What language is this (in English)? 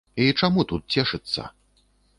Belarusian